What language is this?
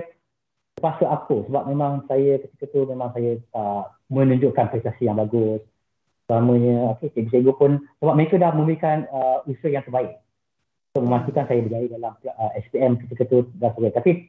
Malay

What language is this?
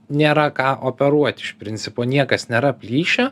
Lithuanian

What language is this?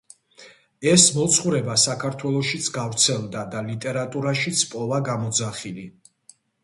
Georgian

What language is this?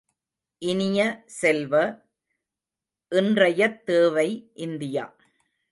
Tamil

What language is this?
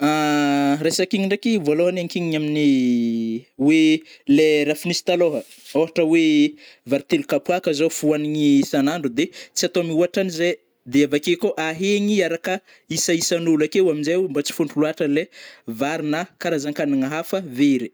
Northern Betsimisaraka Malagasy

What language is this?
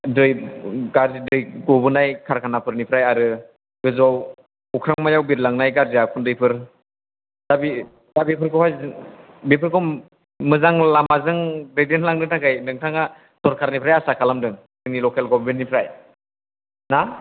Bodo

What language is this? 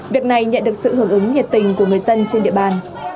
Vietnamese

